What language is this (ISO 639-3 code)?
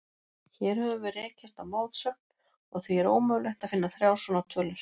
isl